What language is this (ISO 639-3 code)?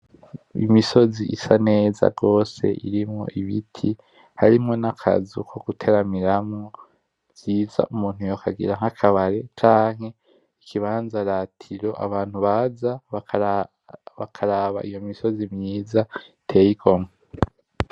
run